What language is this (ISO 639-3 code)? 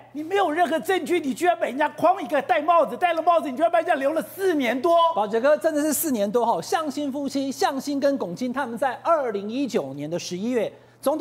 zho